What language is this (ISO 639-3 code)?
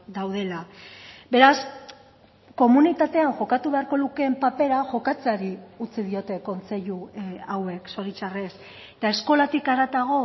eus